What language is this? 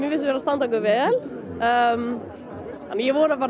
Icelandic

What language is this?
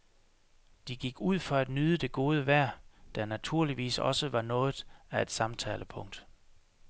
Danish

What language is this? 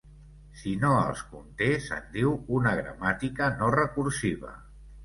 Catalan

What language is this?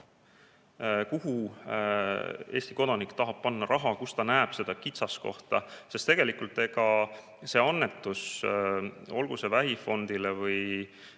Estonian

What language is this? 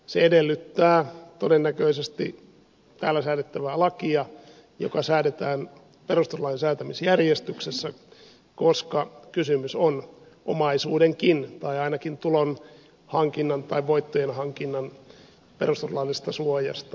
Finnish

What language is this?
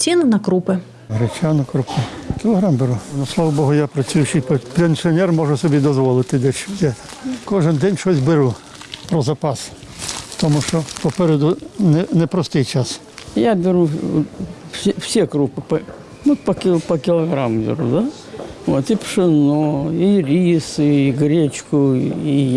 Ukrainian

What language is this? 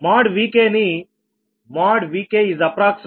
Telugu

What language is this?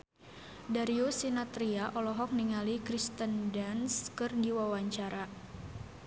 Sundanese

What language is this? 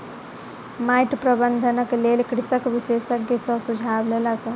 Maithili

